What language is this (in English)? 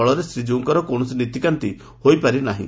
Odia